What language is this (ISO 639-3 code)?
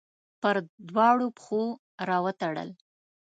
pus